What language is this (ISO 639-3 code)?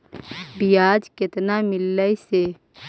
mag